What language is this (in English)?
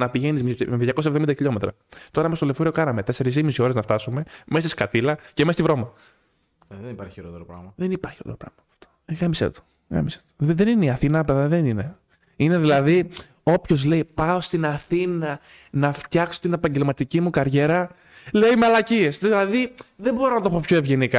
Greek